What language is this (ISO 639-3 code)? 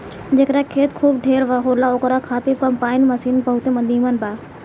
bho